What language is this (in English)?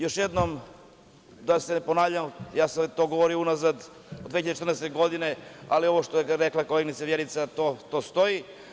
Serbian